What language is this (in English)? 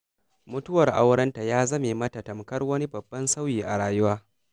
Hausa